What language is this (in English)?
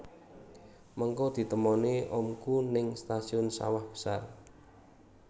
Javanese